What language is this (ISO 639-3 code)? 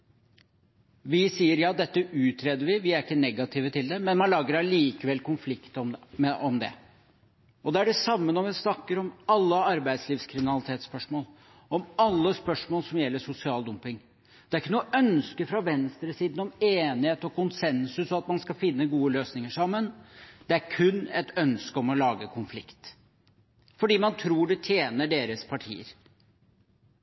nob